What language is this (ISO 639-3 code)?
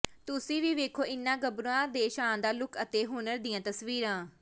pan